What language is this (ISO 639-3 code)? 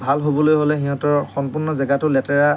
asm